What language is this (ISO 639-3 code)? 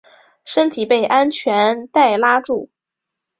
zho